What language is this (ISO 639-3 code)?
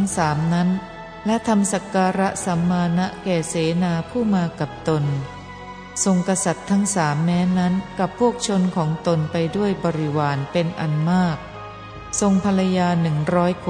tha